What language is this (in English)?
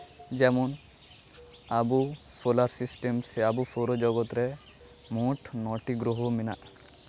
Santali